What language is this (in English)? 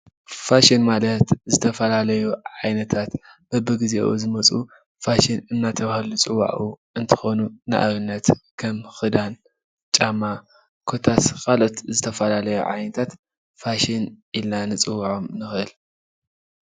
Tigrinya